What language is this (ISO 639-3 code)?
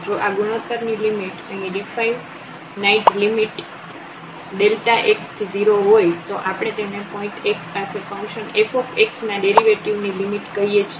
guj